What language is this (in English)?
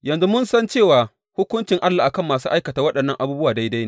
Hausa